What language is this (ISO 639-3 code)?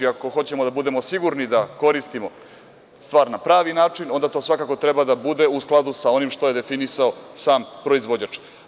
srp